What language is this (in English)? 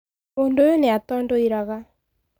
Kikuyu